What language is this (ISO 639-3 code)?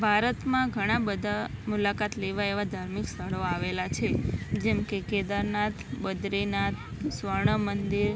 guj